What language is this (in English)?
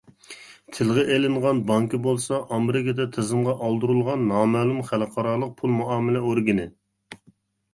Uyghur